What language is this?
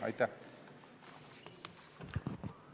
Estonian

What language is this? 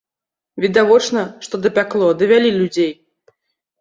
Belarusian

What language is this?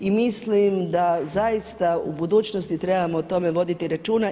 Croatian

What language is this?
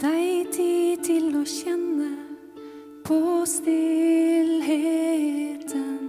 Norwegian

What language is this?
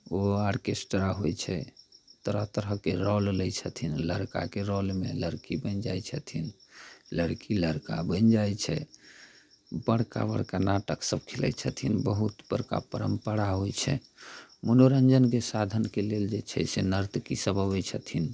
Maithili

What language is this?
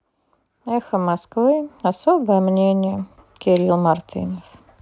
Russian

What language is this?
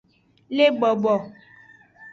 Aja (Benin)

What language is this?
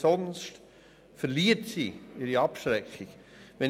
Swiss German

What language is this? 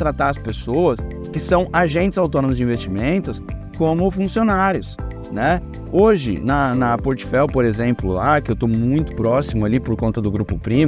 Portuguese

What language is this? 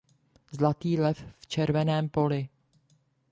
Czech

